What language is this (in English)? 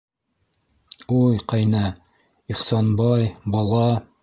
Bashkir